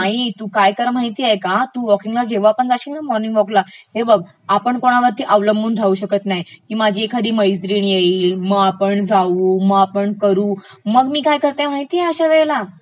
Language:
Marathi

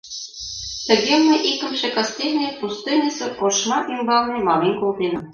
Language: Mari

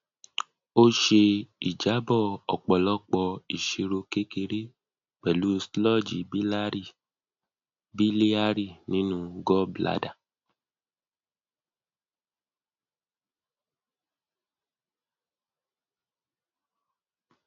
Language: Yoruba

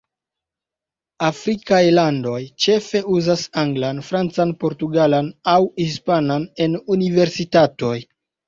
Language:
Esperanto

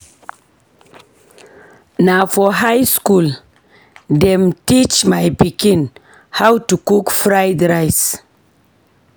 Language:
Nigerian Pidgin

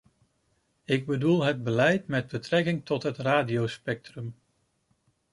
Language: Dutch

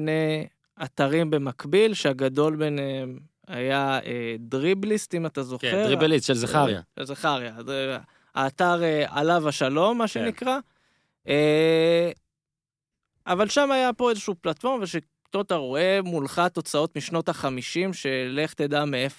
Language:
Hebrew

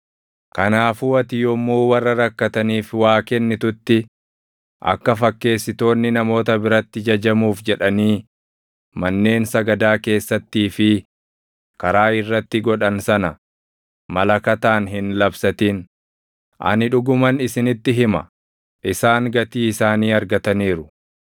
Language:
Oromo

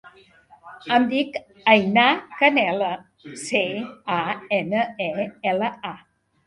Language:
Catalan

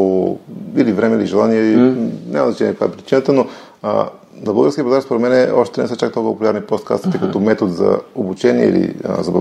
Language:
Bulgarian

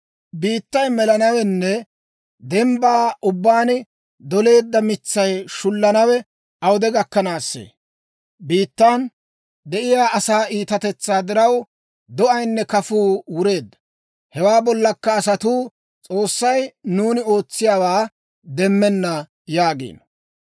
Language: Dawro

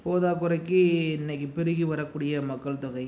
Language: Tamil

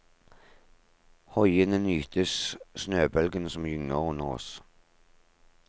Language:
Norwegian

